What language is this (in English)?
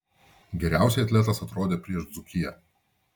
Lithuanian